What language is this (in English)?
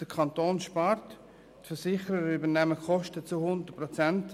Swiss German